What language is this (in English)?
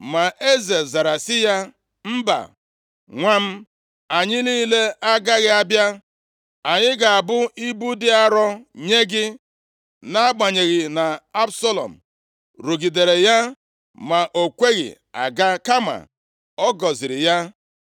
Igbo